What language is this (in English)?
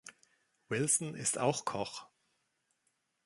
German